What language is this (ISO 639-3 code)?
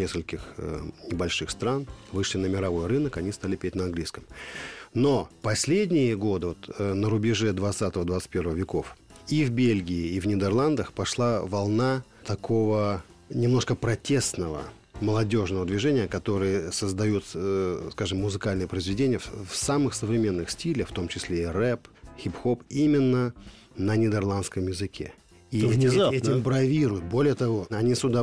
rus